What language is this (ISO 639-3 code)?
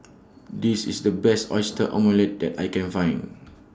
eng